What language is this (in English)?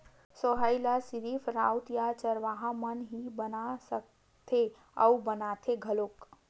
Chhattisgarhi